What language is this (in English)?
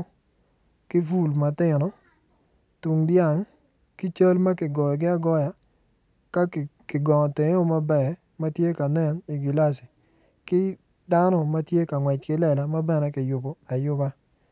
Acoli